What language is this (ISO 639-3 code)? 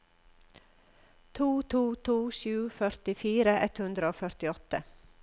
nor